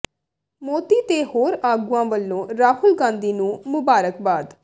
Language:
Punjabi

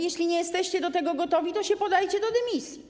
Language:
Polish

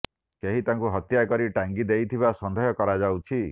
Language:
Odia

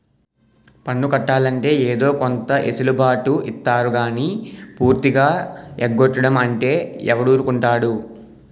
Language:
Telugu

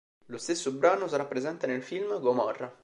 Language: Italian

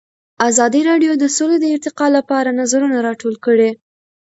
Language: Pashto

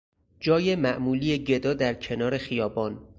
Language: Persian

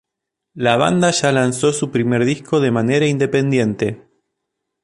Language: Spanish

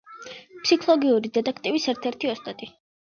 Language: Georgian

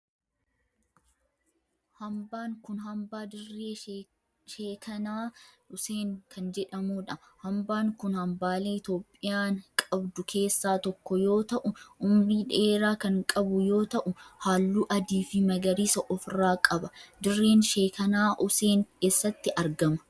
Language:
Oromo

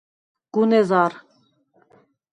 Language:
Svan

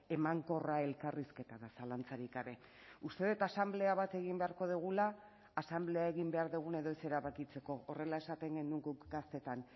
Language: Basque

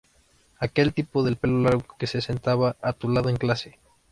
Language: Spanish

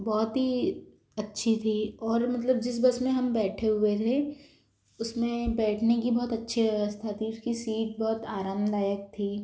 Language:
Hindi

